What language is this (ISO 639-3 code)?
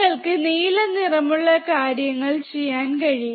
mal